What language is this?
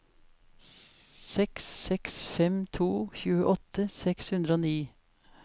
Norwegian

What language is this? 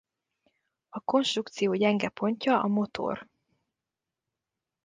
Hungarian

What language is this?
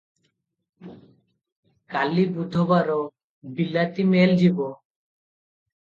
Odia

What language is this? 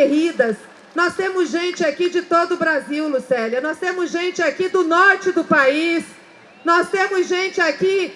Portuguese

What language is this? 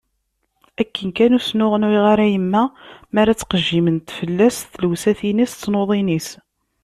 Kabyle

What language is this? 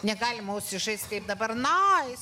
Lithuanian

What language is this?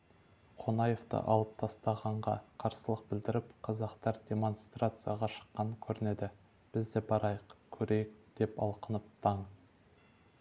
Kazakh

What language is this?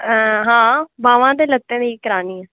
Dogri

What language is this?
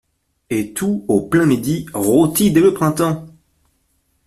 French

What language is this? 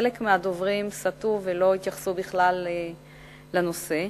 Hebrew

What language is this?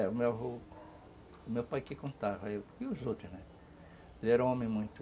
Portuguese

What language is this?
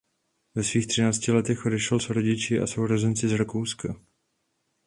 Czech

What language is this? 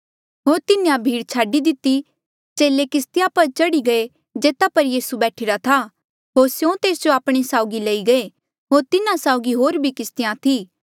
Mandeali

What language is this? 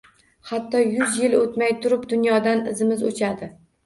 Uzbek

